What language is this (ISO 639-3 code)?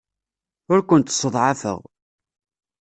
kab